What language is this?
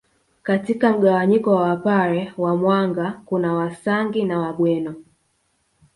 Swahili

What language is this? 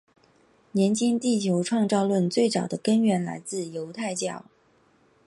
Chinese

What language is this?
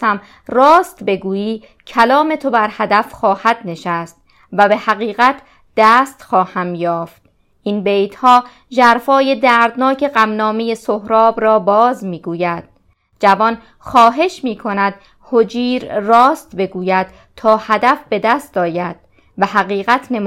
Persian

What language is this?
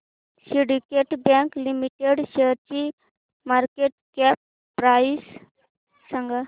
Marathi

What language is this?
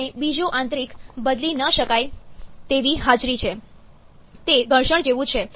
Gujarati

